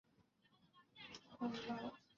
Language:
Chinese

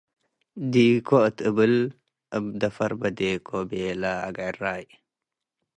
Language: Tigre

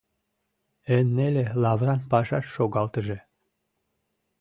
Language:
Mari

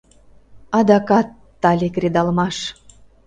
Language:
Mari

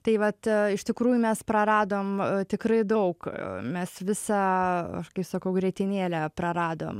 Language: Lithuanian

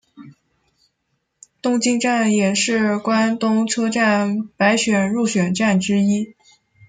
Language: Chinese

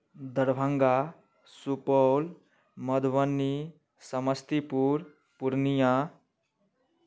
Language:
Maithili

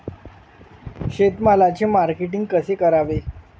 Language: Marathi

